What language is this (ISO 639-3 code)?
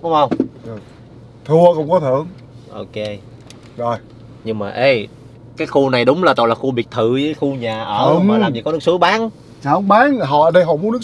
vie